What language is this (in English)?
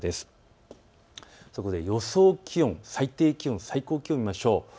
Japanese